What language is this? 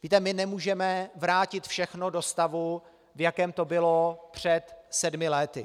Czech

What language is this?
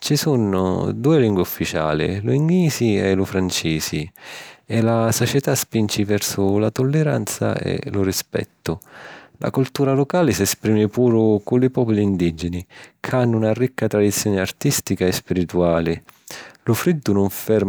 Sicilian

